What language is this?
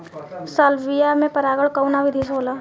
Bhojpuri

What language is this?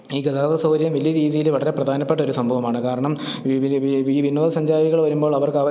Malayalam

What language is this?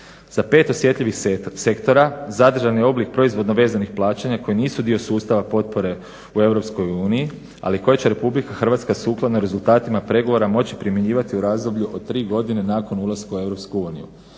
Croatian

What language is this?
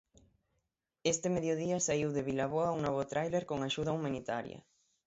Galician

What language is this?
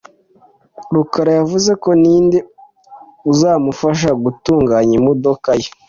Kinyarwanda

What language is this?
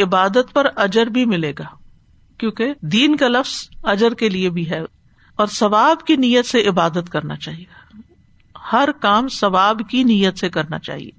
Urdu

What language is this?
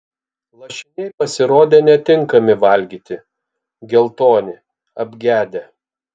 Lithuanian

